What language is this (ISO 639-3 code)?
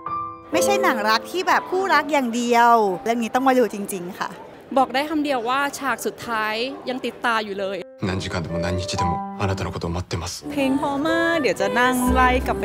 tha